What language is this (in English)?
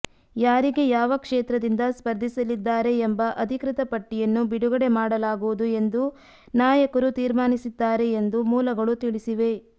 Kannada